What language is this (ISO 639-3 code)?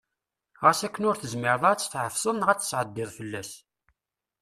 kab